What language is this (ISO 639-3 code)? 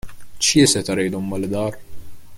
fas